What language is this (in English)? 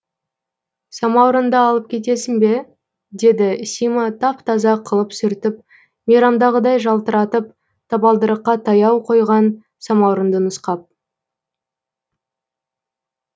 Kazakh